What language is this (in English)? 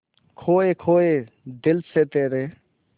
Hindi